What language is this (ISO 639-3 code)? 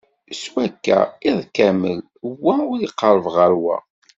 kab